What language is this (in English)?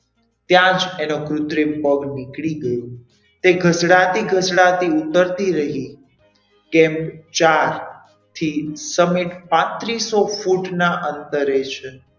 Gujarati